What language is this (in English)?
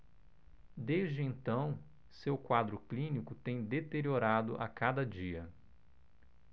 Portuguese